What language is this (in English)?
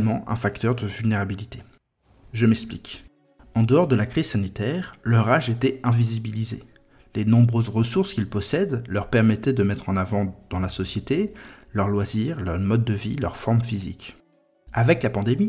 French